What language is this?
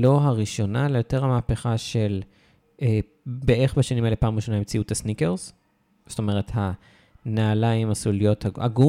Hebrew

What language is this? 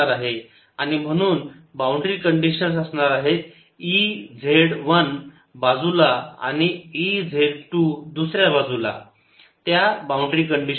Marathi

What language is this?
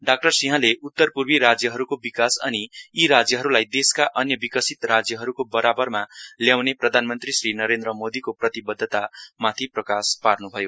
Nepali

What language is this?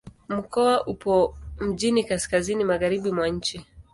Swahili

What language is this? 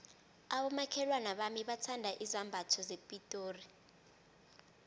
South Ndebele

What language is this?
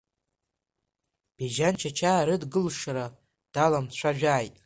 Abkhazian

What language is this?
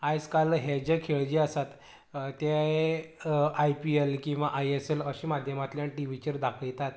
Konkani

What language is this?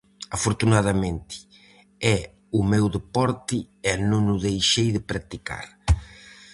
Galician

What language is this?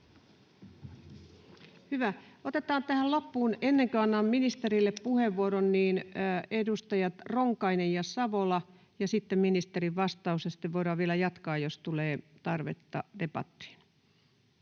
Finnish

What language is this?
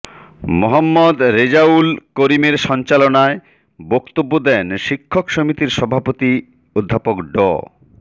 Bangla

